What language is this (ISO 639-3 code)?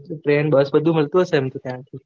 guj